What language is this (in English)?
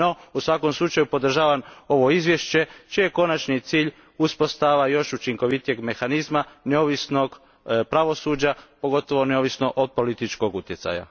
Croatian